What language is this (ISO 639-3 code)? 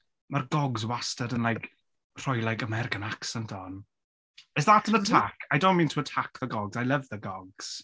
cym